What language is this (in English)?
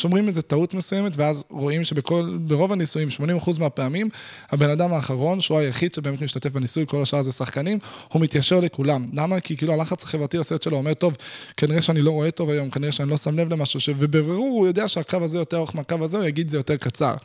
Hebrew